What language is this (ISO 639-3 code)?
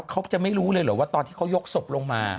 tha